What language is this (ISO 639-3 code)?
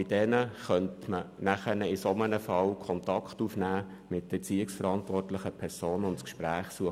gsw